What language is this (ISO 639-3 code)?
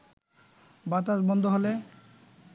ben